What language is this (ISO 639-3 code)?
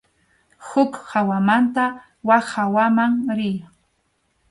qxu